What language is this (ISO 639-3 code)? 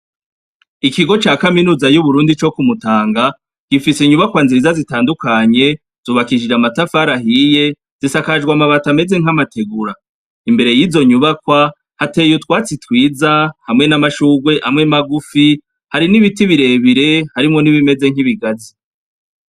run